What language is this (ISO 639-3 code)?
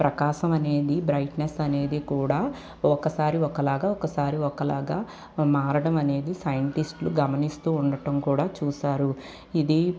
tel